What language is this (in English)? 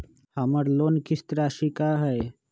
Magahi